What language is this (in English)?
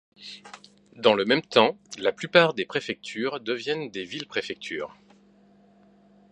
French